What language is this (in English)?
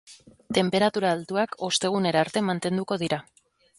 Basque